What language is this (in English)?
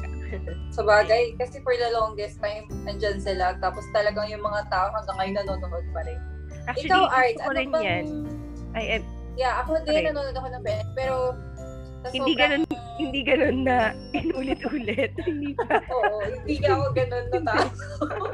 Filipino